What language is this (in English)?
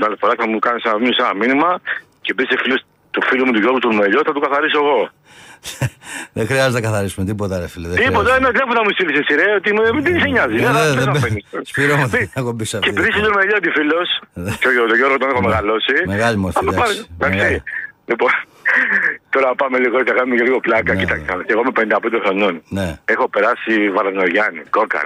Greek